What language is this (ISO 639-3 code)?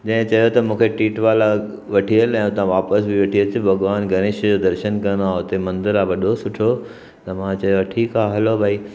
snd